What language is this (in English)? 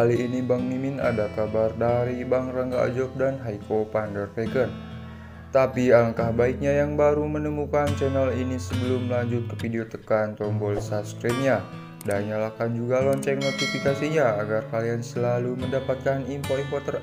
Indonesian